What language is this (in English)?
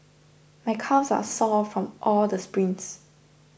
English